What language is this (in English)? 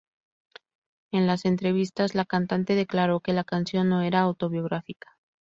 Spanish